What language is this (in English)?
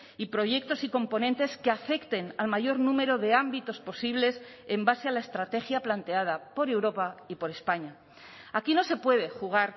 Spanish